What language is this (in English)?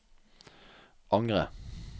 Norwegian